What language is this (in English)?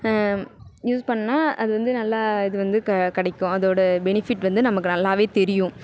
Tamil